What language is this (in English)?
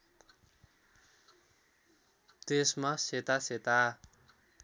Nepali